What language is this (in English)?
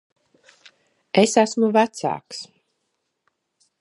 Latvian